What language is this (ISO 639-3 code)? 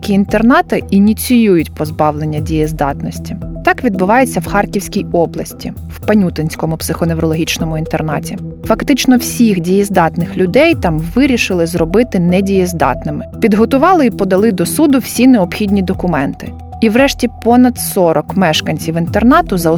ukr